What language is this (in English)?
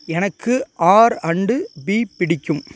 Tamil